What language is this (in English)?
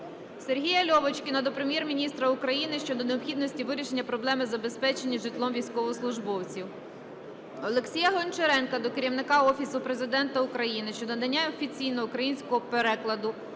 Ukrainian